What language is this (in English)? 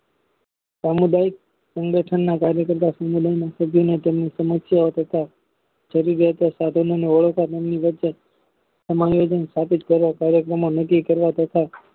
Gujarati